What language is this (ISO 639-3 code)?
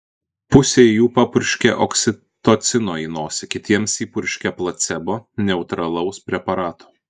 lit